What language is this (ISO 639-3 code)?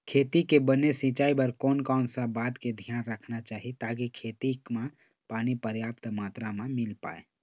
hne